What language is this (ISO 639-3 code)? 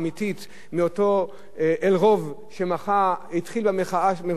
heb